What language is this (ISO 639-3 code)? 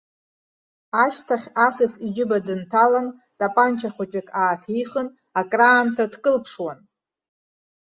abk